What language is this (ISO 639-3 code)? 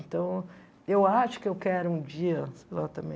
por